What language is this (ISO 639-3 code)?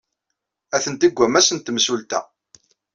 kab